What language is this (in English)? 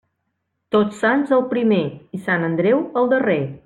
Catalan